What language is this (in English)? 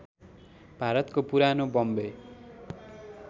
Nepali